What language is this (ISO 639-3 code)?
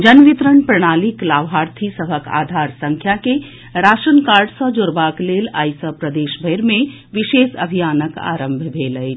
mai